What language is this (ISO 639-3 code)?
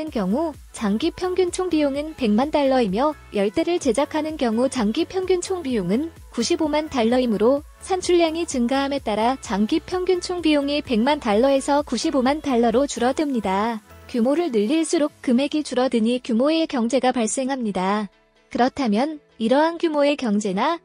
kor